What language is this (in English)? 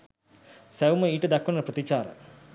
Sinhala